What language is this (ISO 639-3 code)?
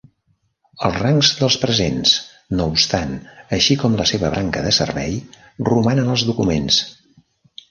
cat